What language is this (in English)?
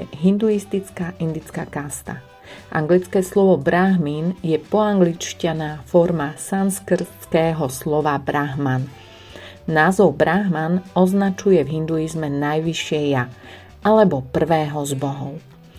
Slovak